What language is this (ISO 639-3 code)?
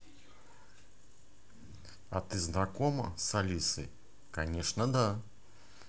rus